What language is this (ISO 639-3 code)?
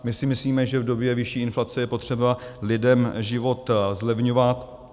ces